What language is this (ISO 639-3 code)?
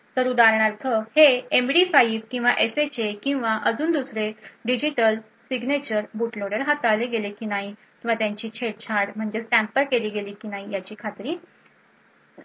mar